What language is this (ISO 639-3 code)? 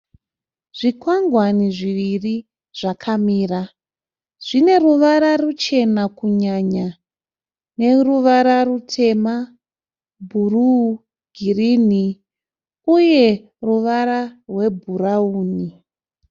sna